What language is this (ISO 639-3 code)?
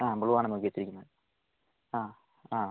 mal